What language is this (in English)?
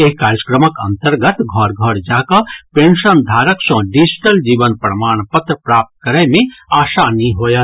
Maithili